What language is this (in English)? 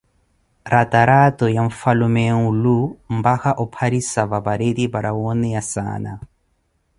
Koti